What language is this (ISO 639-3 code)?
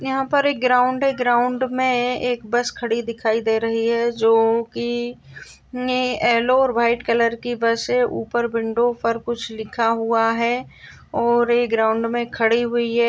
mwr